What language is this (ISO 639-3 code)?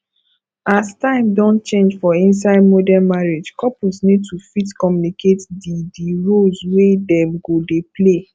pcm